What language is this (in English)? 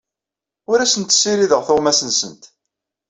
Kabyle